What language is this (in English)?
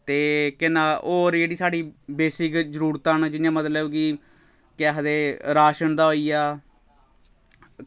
Dogri